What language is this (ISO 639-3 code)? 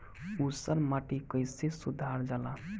bho